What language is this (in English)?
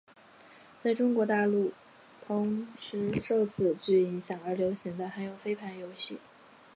Chinese